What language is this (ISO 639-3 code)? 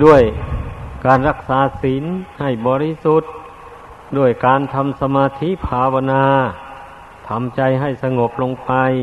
tha